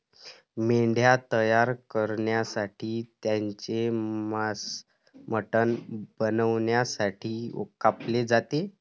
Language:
Marathi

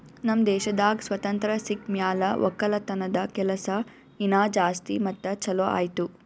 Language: Kannada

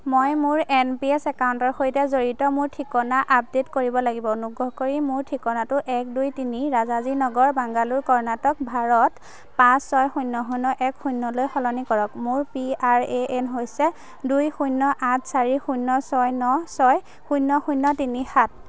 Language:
Assamese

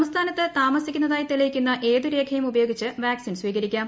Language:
Malayalam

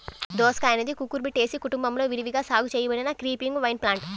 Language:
Telugu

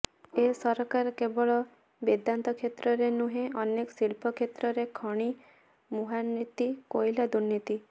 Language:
Odia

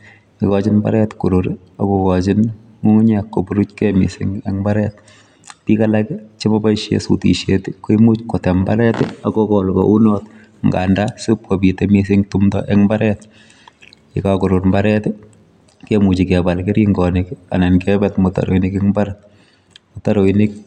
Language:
Kalenjin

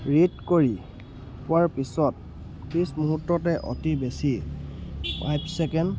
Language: Assamese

